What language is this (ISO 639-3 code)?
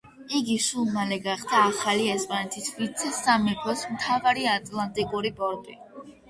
kat